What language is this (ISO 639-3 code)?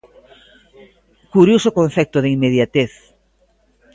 glg